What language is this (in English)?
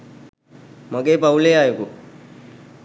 Sinhala